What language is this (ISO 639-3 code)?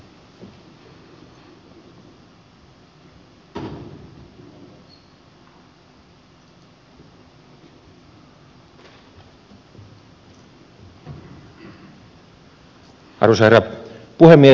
fin